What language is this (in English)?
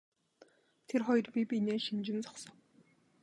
Mongolian